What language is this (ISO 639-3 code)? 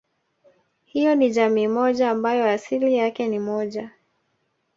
swa